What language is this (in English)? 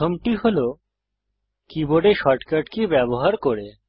Bangla